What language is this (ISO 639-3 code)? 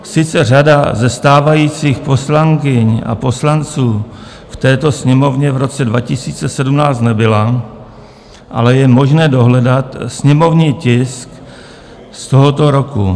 ces